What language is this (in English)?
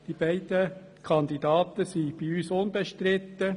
Swiss German